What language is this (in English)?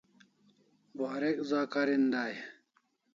Kalasha